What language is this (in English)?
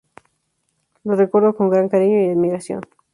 Spanish